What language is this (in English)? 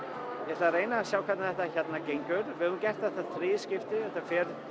Icelandic